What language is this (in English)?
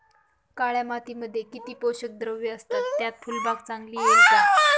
Marathi